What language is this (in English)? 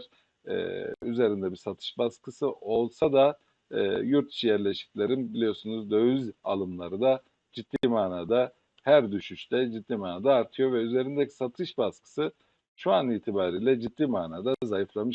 Turkish